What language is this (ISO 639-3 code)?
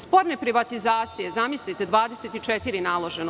srp